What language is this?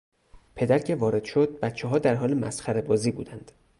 Persian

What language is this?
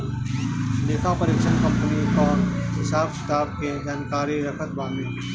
Bhojpuri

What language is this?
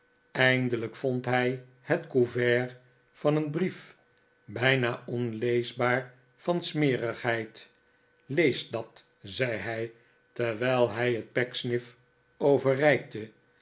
Dutch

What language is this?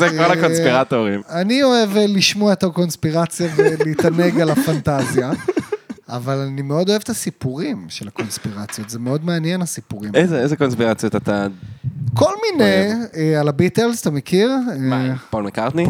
Hebrew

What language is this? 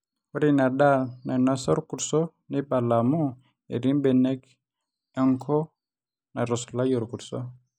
Masai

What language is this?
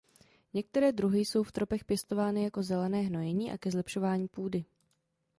Czech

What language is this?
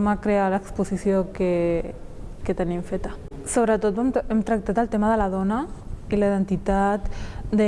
Catalan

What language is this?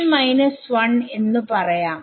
Malayalam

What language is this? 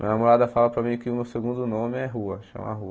Portuguese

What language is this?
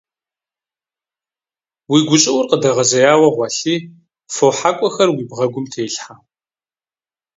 Kabardian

